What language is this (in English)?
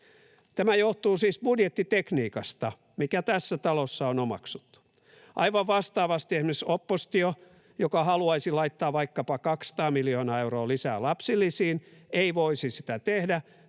Finnish